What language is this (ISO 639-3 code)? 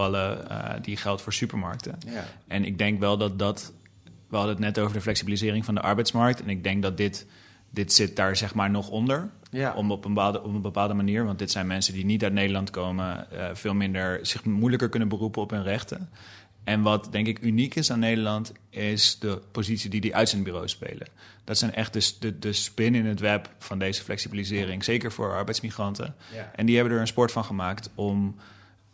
nld